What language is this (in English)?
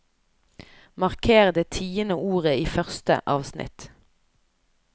Norwegian